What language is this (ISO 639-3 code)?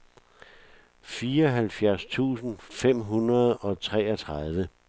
dan